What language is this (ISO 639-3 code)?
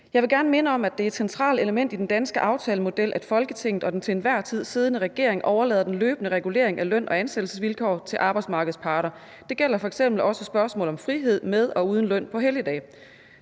dan